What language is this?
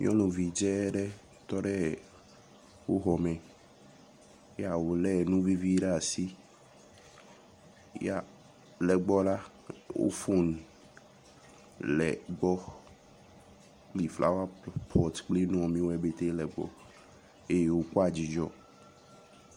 Ewe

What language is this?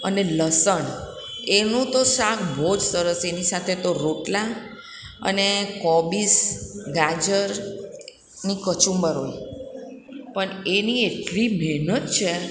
Gujarati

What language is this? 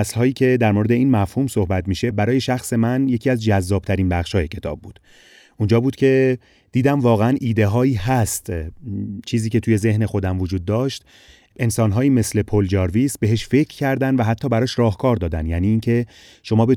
Persian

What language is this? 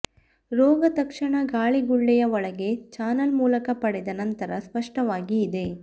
Kannada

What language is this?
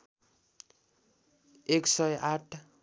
Nepali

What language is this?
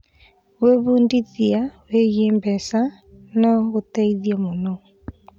Kikuyu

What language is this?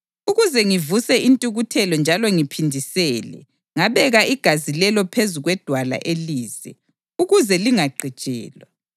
North Ndebele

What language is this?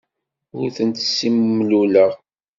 Kabyle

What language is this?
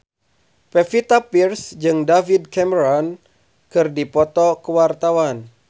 Sundanese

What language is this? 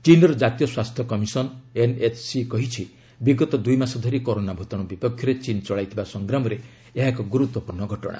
Odia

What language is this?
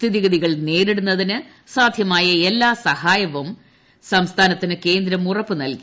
Malayalam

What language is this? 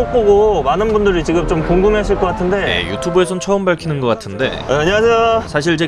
Korean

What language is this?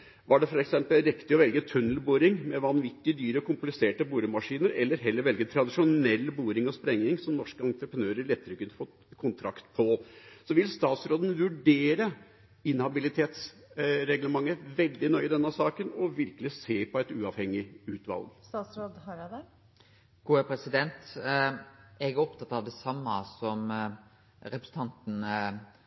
Norwegian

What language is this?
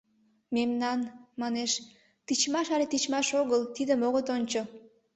Mari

